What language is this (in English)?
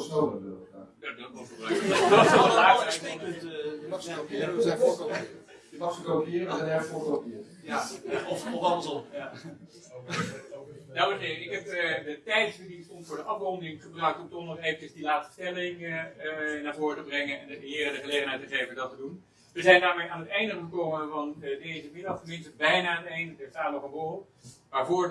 Dutch